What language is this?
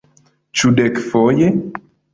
Esperanto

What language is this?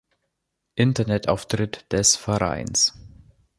German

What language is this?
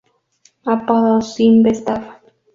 Spanish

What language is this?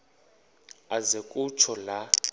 Xhosa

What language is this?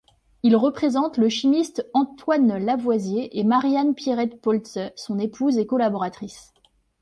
French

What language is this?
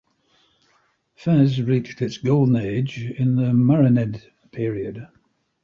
English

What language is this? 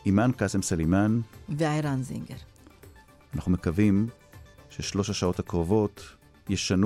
Hebrew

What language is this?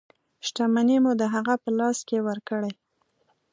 Pashto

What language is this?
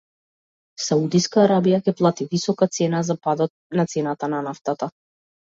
Macedonian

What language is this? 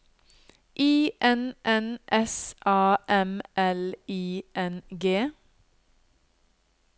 Norwegian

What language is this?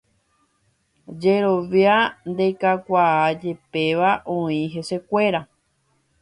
Guarani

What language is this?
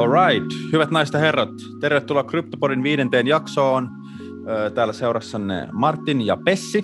Finnish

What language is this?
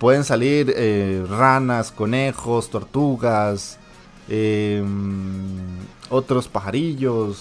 Spanish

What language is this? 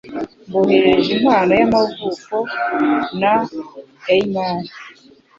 Kinyarwanda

